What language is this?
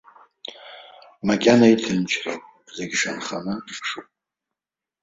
Abkhazian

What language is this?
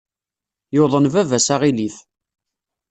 Kabyle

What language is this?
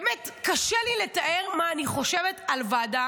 Hebrew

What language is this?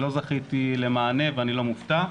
Hebrew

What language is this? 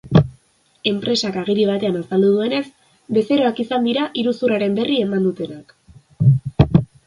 Basque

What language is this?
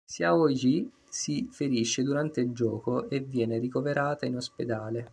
Italian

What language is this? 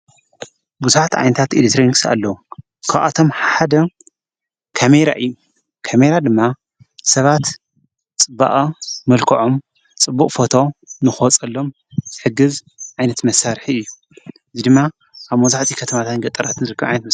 Tigrinya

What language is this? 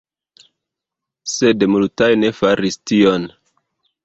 Esperanto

